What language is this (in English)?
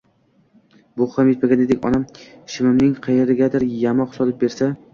Uzbek